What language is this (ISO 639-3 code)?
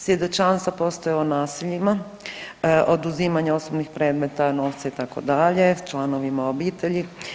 hrv